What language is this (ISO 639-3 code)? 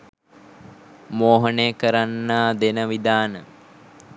sin